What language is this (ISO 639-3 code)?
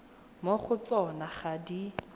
tsn